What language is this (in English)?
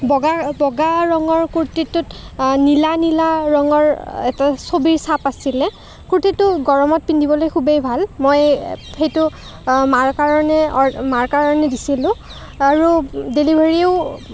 Assamese